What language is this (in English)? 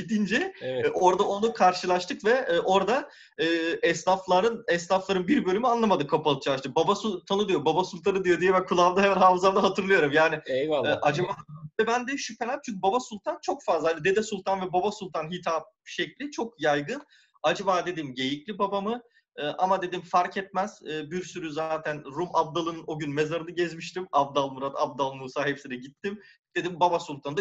Turkish